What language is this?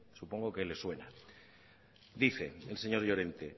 Spanish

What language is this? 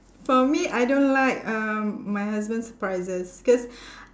English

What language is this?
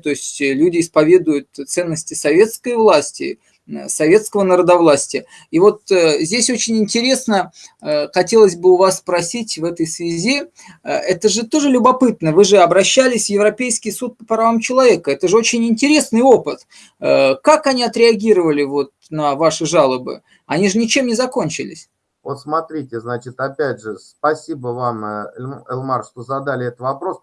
Russian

